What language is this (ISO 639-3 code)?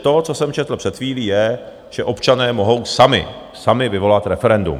ces